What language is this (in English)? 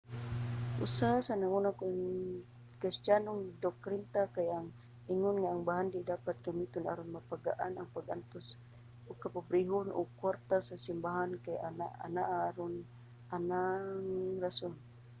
Cebuano